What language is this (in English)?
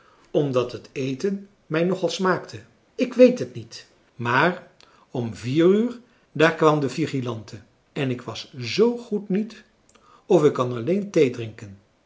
Dutch